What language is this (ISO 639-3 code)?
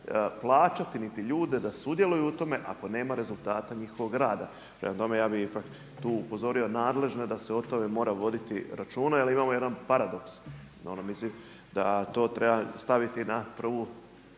hrv